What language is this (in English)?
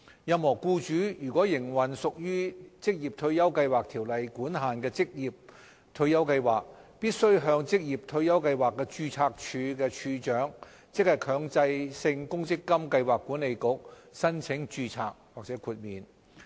Cantonese